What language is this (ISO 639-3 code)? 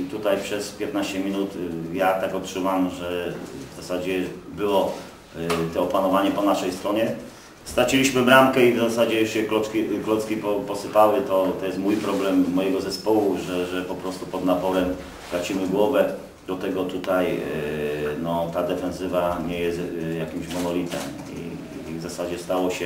pol